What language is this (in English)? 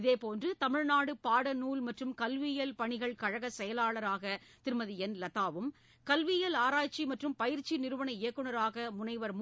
Tamil